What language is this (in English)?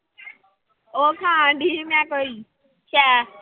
Punjabi